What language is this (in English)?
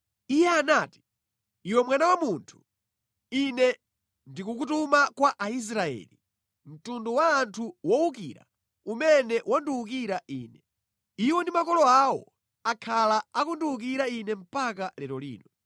Nyanja